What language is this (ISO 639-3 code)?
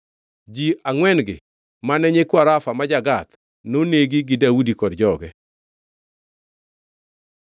luo